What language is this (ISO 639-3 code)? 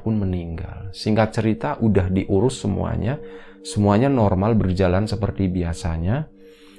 ind